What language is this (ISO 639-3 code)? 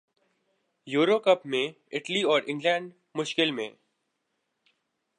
urd